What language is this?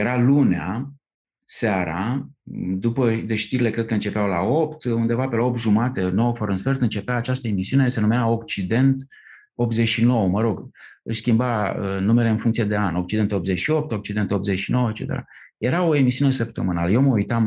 Romanian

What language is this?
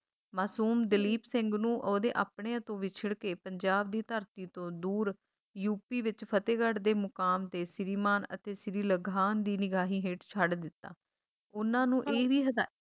Punjabi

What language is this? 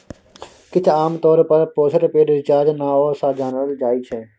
Maithili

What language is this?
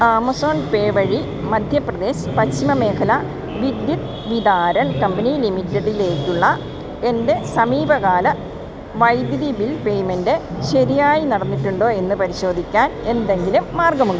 Malayalam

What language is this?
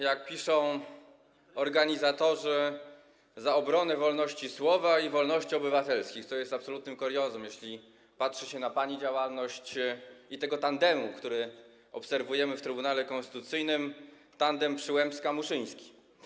Polish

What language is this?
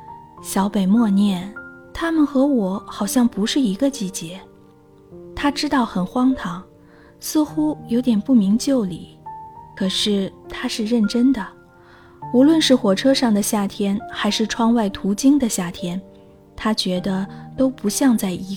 Chinese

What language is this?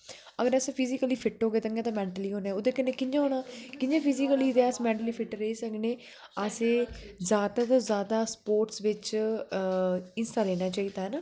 Dogri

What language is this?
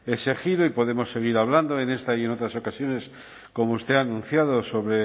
Spanish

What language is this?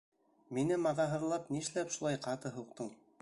Bashkir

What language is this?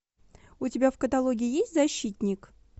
Russian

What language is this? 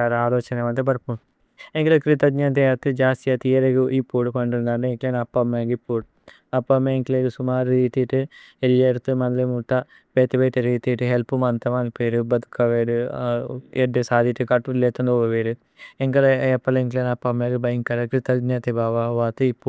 Tulu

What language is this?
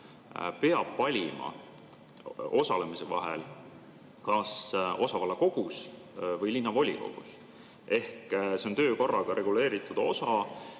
Estonian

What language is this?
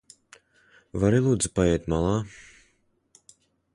Latvian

